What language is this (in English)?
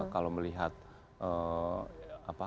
Indonesian